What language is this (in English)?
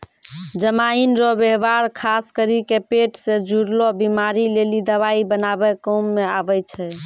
Maithili